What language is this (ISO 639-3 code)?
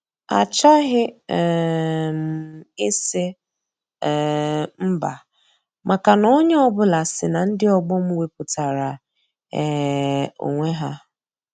ibo